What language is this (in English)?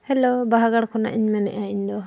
Santali